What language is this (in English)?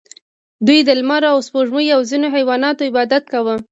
Pashto